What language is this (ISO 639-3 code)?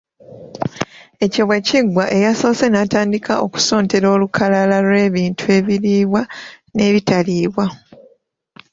lug